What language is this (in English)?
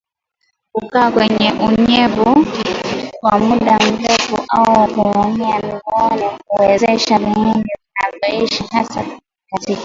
Swahili